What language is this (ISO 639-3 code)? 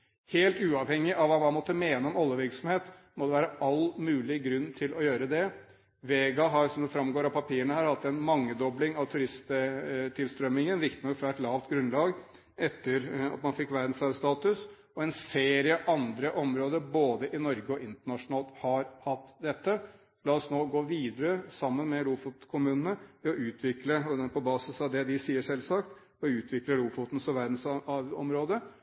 nob